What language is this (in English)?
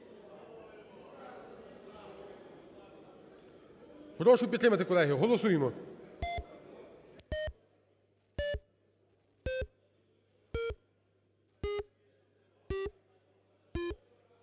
Ukrainian